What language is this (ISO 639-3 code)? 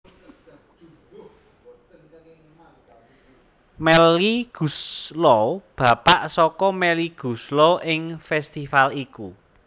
jav